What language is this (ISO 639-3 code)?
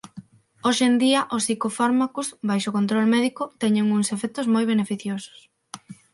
glg